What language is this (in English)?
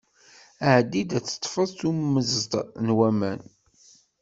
Kabyle